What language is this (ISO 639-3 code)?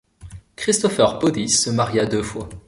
fra